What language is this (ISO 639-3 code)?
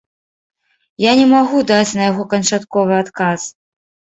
bel